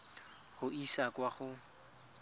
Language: Tswana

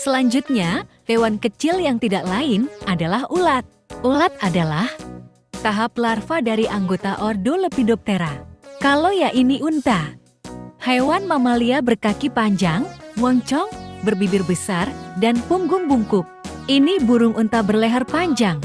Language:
Indonesian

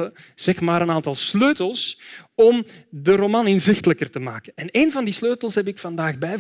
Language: Dutch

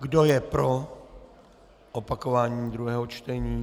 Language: Czech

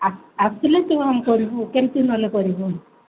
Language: Odia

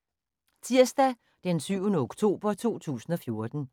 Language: Danish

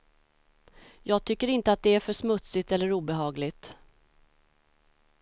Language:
Swedish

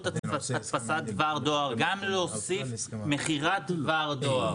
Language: Hebrew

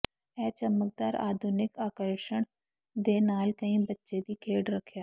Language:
Punjabi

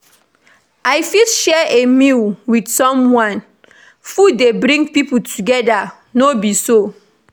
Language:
Nigerian Pidgin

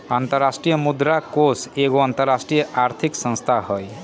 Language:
Magahi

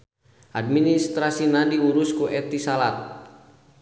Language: Sundanese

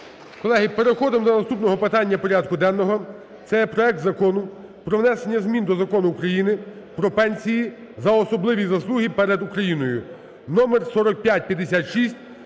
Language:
Ukrainian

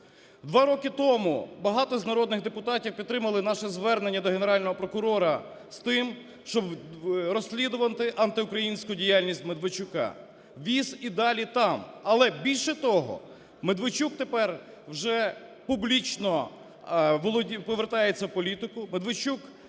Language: Ukrainian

